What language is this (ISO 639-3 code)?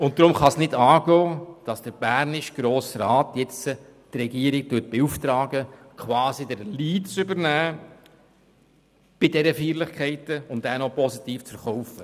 gsw